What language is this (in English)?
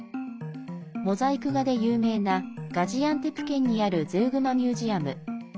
Japanese